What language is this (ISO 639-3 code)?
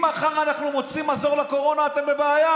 heb